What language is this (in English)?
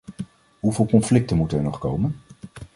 Dutch